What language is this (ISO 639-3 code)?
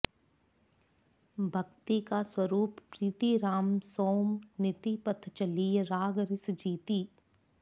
san